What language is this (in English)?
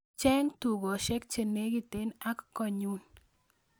Kalenjin